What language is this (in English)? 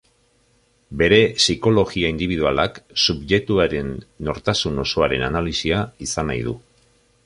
Basque